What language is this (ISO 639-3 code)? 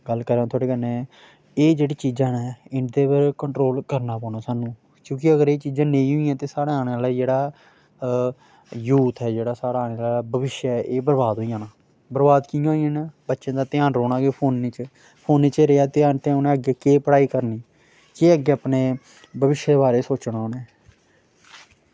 doi